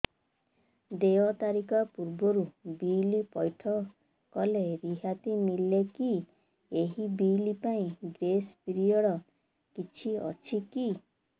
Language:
Odia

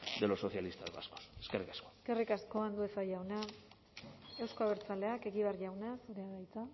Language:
Basque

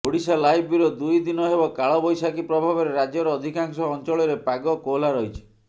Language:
Odia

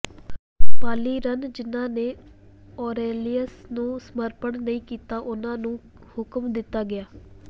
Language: Punjabi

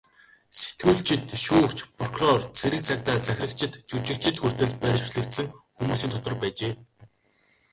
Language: Mongolian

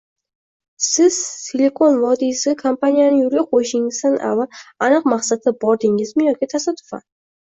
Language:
Uzbek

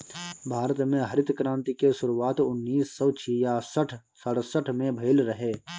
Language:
Bhojpuri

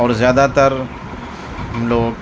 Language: Urdu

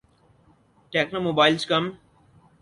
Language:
Urdu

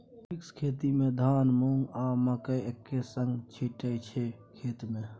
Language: Maithili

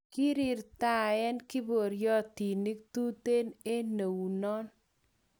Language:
Kalenjin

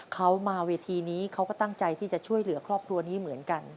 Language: Thai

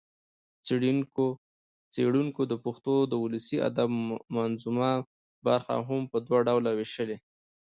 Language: Pashto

